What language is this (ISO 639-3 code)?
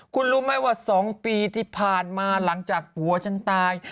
tha